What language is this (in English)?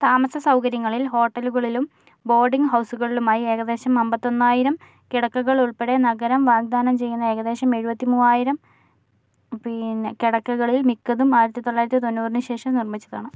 Malayalam